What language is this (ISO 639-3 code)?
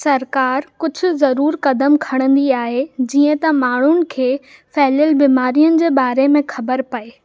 snd